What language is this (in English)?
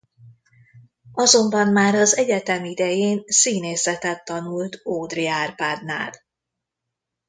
Hungarian